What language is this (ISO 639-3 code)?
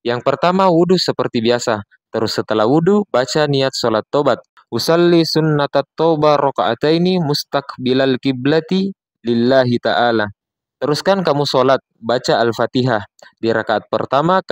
ind